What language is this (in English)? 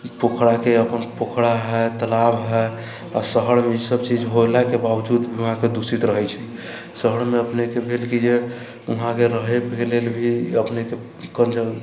Maithili